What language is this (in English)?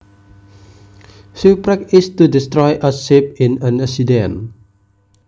Javanese